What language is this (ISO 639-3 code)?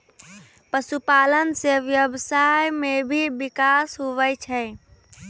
mai